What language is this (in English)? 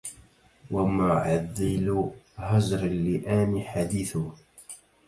Arabic